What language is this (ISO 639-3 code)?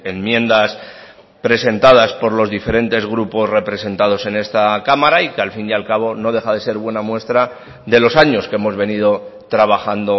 spa